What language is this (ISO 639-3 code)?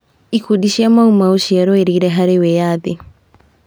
kik